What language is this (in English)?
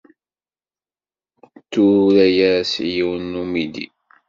Kabyle